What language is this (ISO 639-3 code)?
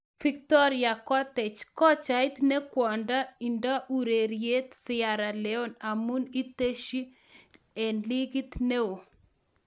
kln